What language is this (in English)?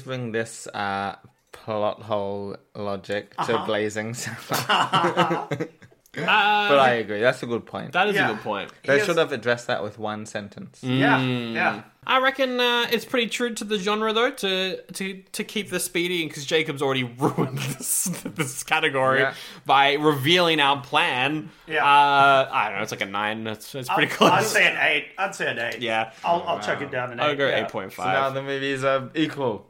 English